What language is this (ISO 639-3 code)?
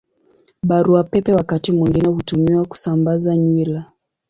swa